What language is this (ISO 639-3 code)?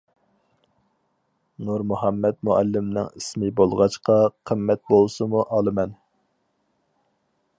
uig